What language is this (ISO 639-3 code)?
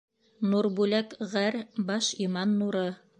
bak